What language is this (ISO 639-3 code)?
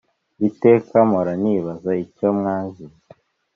kin